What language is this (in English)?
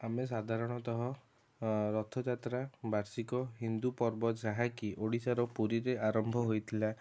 Odia